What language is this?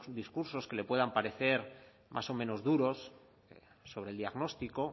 Spanish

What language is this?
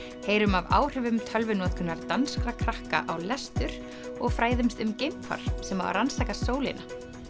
Icelandic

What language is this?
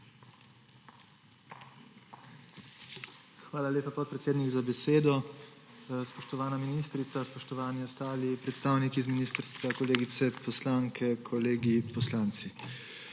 Slovenian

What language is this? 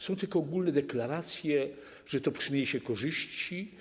Polish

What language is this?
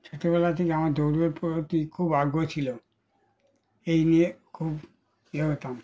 Bangla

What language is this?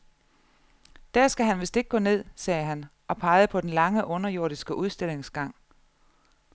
Danish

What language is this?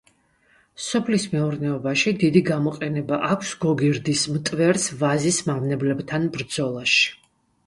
Georgian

